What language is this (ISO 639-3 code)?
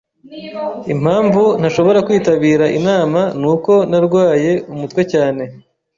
kin